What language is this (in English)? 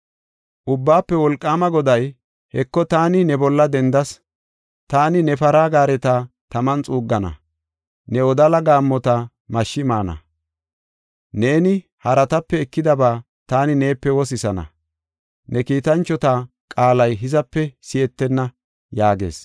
Gofa